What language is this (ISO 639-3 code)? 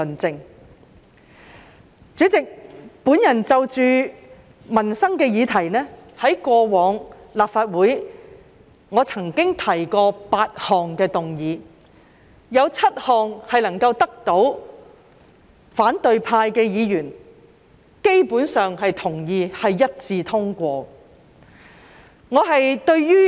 yue